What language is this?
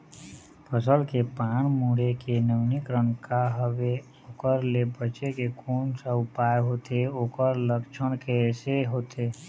Chhattisgarhi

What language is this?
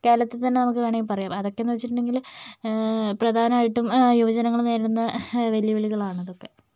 Malayalam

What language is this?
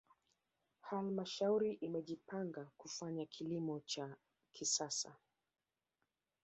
Swahili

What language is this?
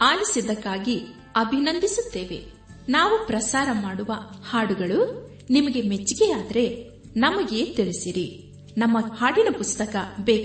Kannada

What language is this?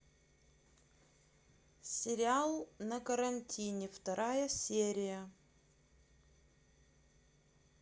Russian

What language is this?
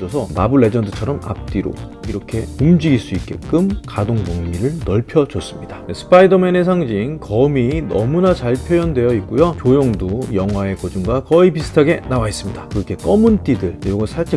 Korean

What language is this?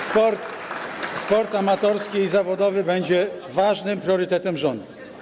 Polish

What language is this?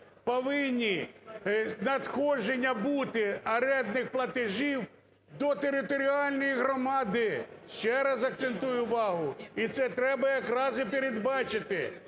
Ukrainian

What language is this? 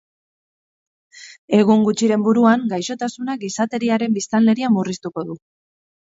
Basque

